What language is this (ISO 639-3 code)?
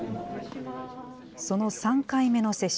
jpn